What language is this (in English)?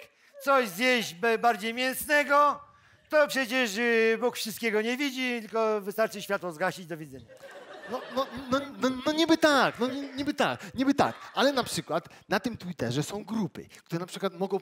Polish